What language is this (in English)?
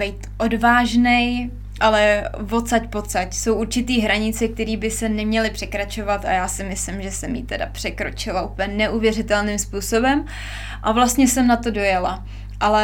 Czech